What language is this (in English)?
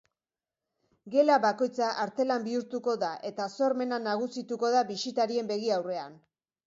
Basque